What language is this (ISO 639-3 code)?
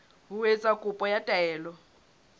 sot